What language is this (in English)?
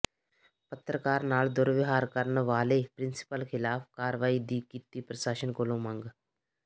Punjabi